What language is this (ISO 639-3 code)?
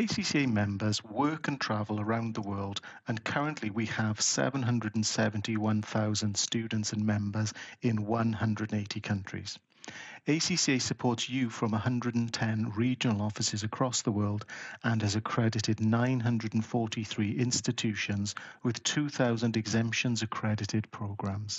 eng